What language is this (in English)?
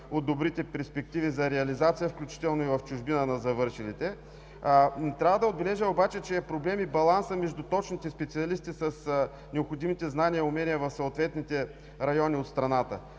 Bulgarian